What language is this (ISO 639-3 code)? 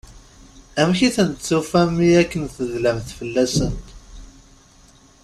kab